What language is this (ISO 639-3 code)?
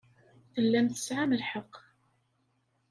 kab